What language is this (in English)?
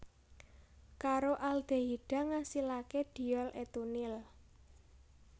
Javanese